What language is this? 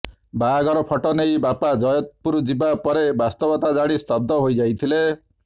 Odia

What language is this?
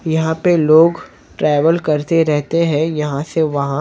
Hindi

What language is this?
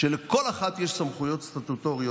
Hebrew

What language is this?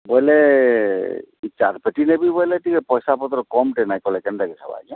Odia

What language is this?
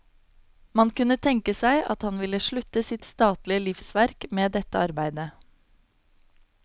Norwegian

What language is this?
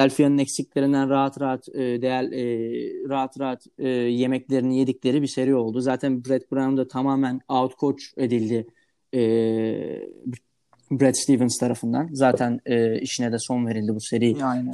Turkish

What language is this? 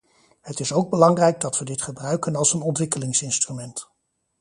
Dutch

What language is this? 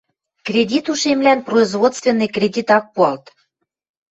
Western Mari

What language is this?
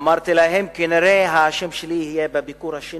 Hebrew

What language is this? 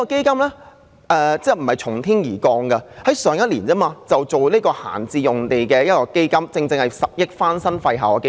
Cantonese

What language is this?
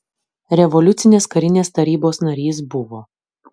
Lithuanian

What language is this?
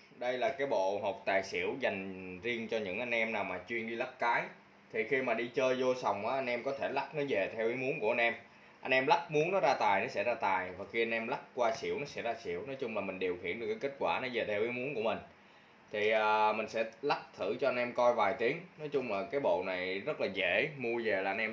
Vietnamese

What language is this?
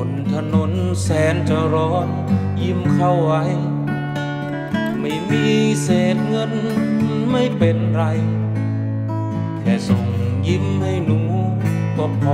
Thai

